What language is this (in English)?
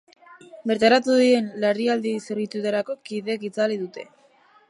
Basque